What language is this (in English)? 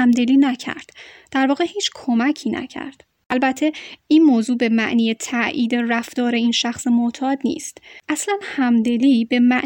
Persian